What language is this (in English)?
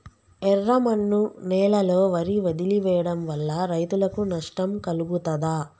Telugu